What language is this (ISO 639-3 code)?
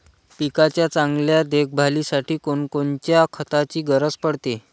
mar